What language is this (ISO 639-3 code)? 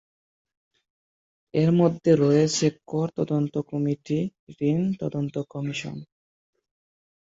ben